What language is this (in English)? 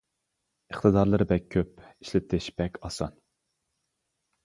Uyghur